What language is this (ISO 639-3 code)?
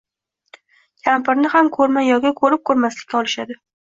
uzb